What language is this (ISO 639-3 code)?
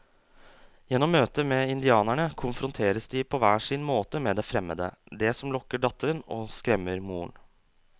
nor